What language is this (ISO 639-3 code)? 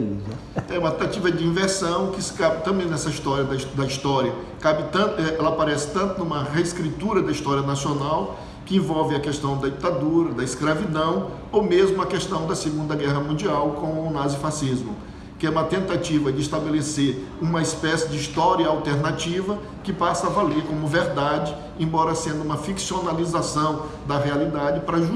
por